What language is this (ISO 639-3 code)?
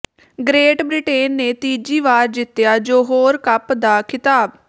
pan